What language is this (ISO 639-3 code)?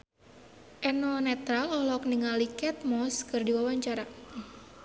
sun